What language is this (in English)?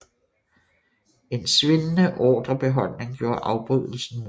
Danish